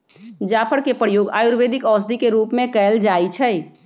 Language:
Magahi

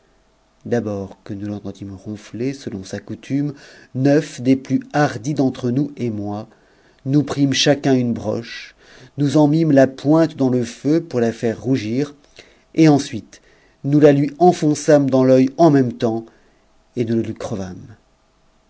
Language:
French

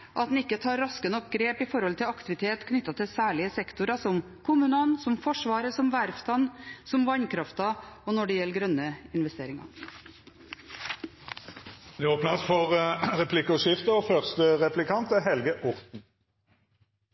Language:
Norwegian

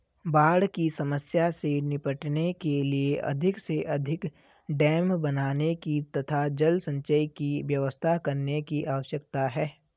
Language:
Hindi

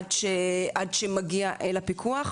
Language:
Hebrew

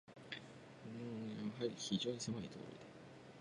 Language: Japanese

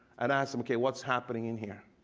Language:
English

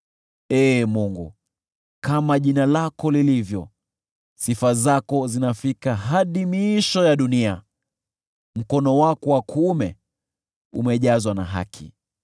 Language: Swahili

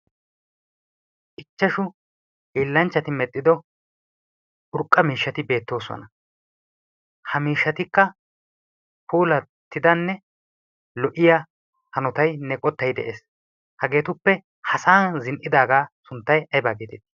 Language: Wolaytta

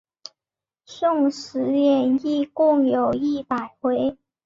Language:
Chinese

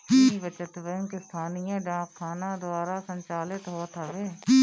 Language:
Bhojpuri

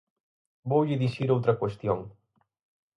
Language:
Galician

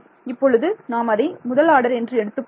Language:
Tamil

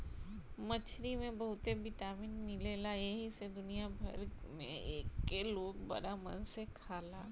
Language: Bhojpuri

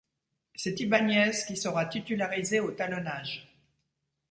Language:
French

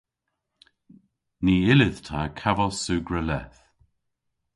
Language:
Cornish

